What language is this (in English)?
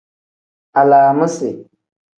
Tem